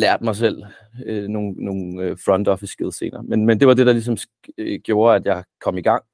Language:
Danish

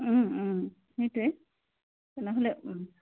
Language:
Assamese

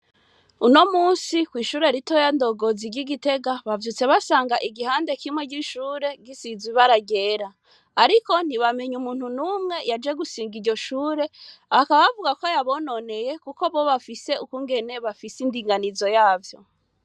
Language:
Rundi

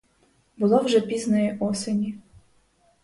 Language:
Ukrainian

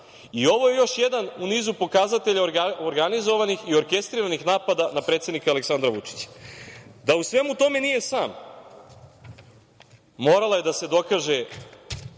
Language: Serbian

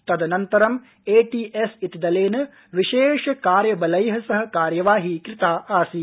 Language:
Sanskrit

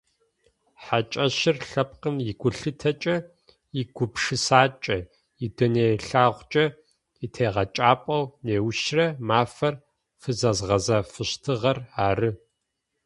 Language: Adyghe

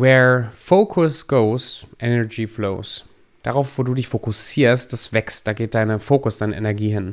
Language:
German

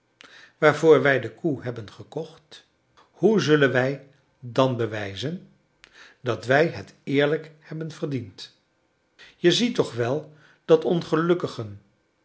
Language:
Dutch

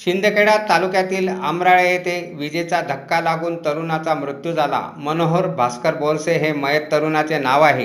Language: Marathi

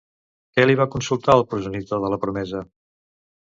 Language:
Catalan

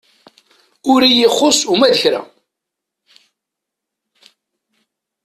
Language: Kabyle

